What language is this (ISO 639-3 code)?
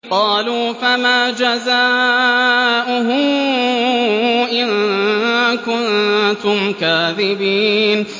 ara